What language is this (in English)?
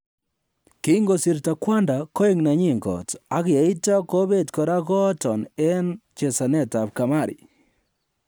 Kalenjin